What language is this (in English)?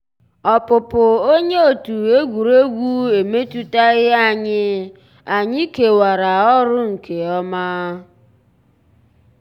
Igbo